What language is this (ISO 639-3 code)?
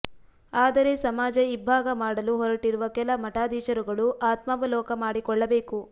kan